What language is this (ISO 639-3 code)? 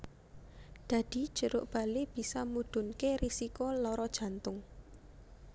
jav